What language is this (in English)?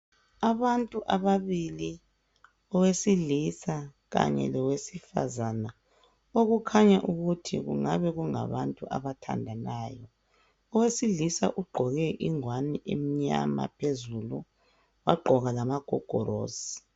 North Ndebele